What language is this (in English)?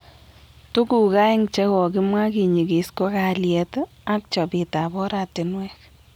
Kalenjin